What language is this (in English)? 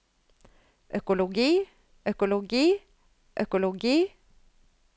Norwegian